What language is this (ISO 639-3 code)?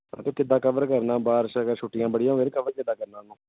pan